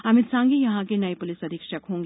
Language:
Hindi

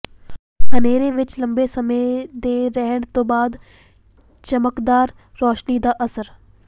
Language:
Punjabi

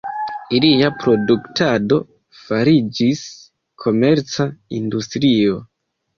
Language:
Esperanto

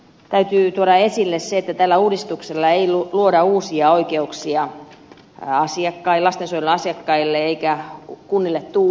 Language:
Finnish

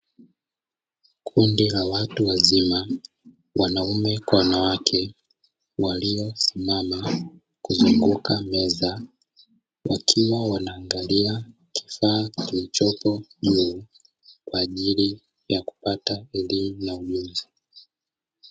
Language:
Swahili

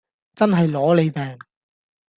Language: Cantonese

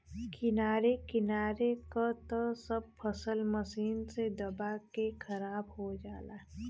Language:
Bhojpuri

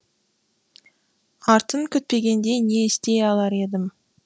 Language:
Kazakh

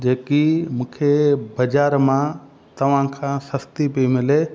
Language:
Sindhi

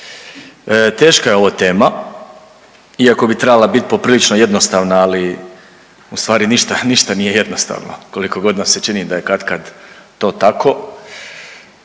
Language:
Croatian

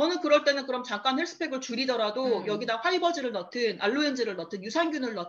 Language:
Korean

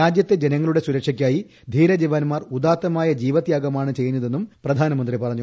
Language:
Malayalam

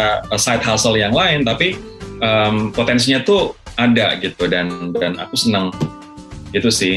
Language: Indonesian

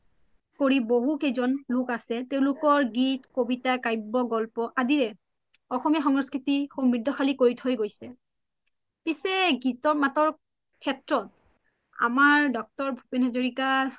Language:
Assamese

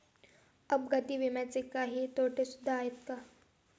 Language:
Marathi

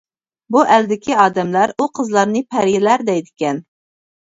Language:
Uyghur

